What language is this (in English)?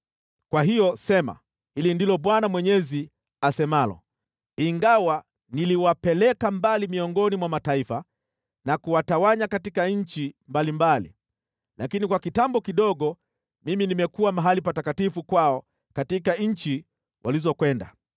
Swahili